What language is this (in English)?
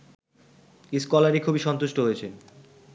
Bangla